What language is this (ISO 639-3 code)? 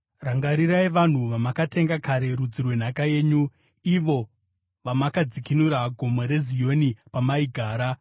sna